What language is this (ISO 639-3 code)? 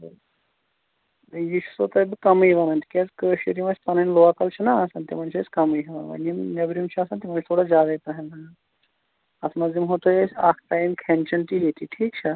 kas